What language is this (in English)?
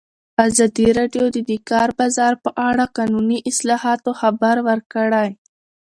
Pashto